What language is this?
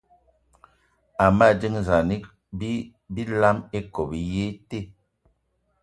Eton (Cameroon)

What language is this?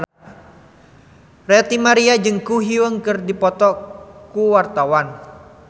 Sundanese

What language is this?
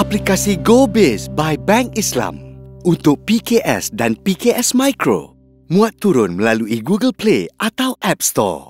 Malay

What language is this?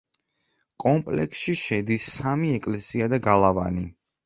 Georgian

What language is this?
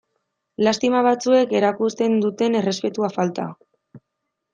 Basque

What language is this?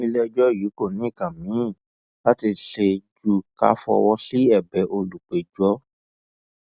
Yoruba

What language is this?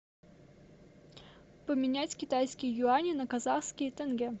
Russian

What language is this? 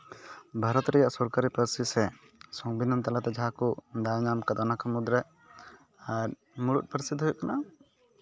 Santali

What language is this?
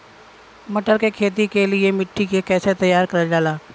Bhojpuri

